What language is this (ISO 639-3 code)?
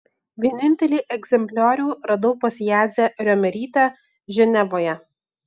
lit